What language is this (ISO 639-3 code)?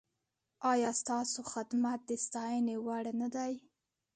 pus